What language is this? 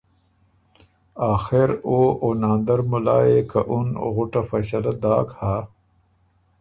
Ormuri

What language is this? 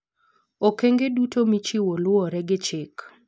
Luo (Kenya and Tanzania)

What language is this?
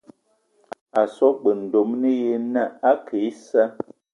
Eton (Cameroon)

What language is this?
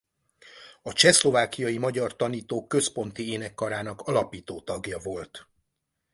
Hungarian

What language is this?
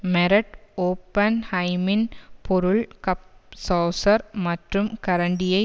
Tamil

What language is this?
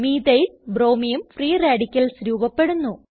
Malayalam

